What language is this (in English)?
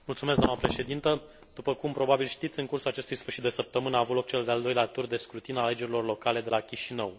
Romanian